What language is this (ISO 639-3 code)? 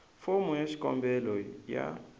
tso